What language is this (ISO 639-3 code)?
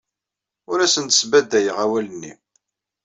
kab